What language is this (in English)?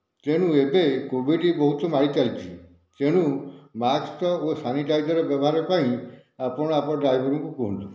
Odia